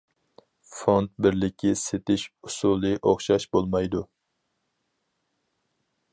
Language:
Uyghur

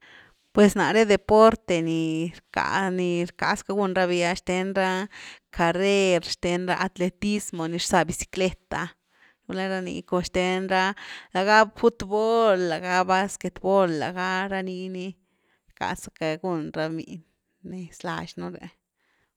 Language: Güilá Zapotec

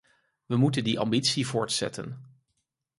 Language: Dutch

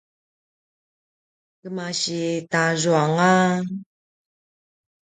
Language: Paiwan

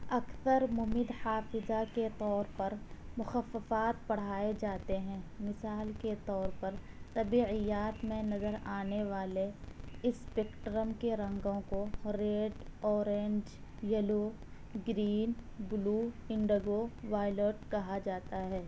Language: Urdu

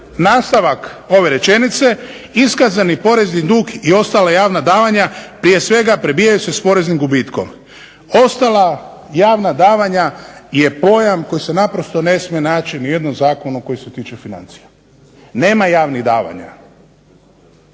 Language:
Croatian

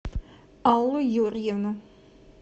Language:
Russian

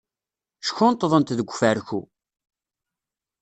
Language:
Kabyle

